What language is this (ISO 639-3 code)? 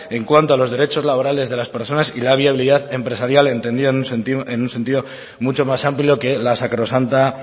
spa